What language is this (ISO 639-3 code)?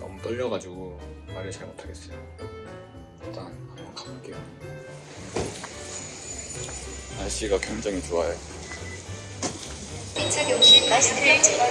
kor